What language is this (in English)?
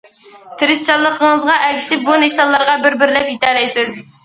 Uyghur